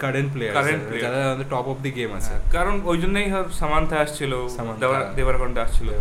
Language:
Bangla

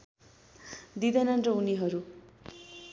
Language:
Nepali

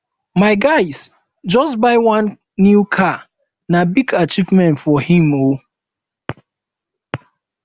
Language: Nigerian Pidgin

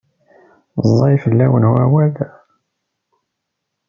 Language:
Kabyle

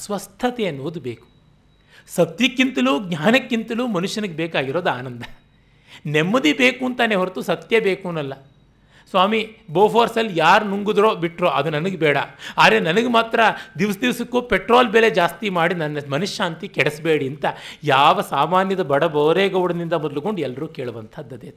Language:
Kannada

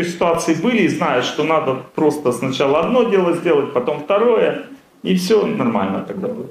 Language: Russian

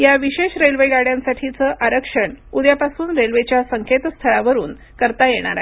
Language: Marathi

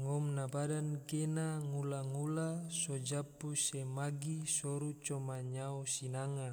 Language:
Tidore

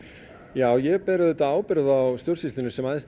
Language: Icelandic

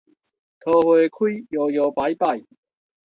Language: Min Nan Chinese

